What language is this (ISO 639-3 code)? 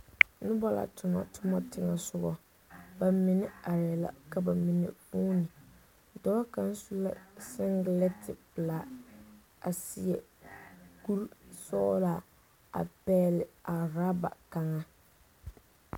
dga